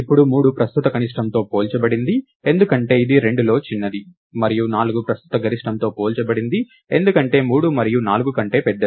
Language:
Telugu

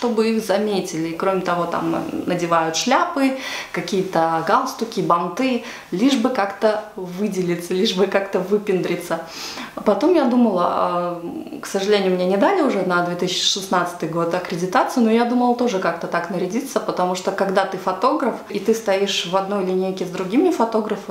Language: Russian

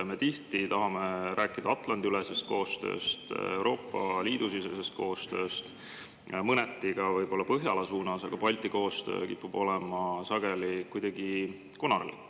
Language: Estonian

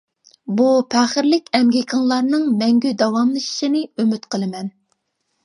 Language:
Uyghur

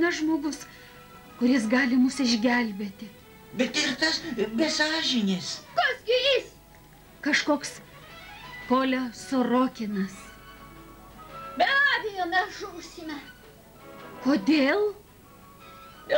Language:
Russian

